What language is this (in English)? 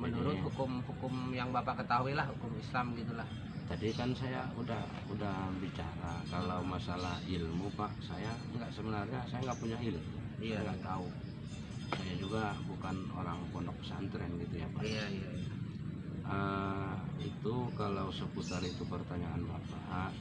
Indonesian